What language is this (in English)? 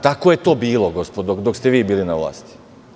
Serbian